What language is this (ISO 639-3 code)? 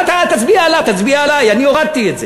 heb